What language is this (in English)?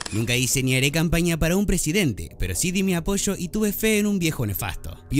Spanish